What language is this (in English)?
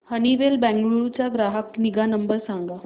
Marathi